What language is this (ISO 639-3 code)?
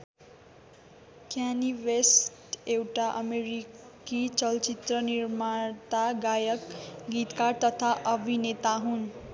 nep